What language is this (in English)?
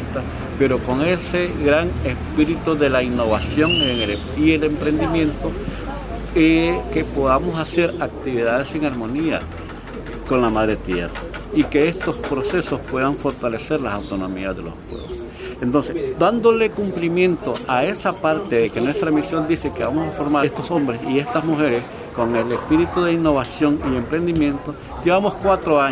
Spanish